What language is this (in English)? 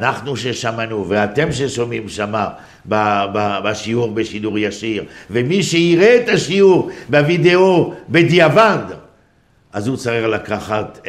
Hebrew